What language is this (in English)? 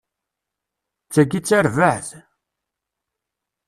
Kabyle